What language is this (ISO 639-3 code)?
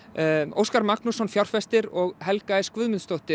isl